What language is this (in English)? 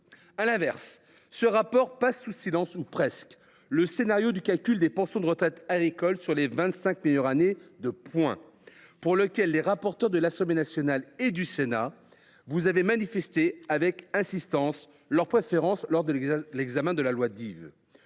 French